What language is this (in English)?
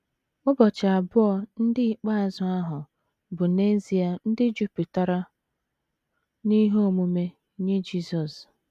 Igbo